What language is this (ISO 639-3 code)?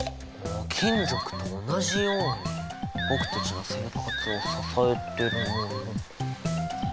jpn